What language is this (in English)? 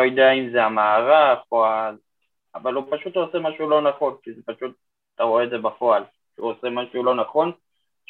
Hebrew